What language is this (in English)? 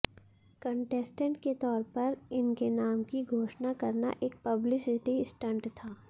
Hindi